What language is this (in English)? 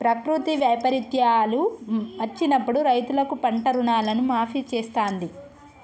Telugu